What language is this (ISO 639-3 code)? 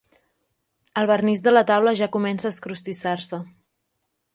cat